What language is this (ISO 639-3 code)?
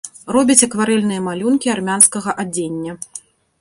bel